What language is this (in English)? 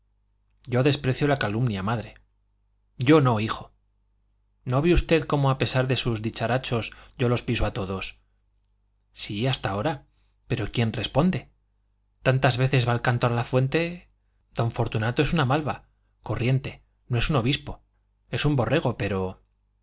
Spanish